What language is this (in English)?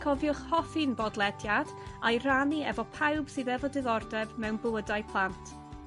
Welsh